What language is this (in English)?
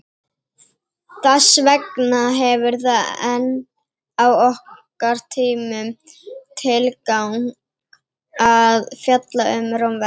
Icelandic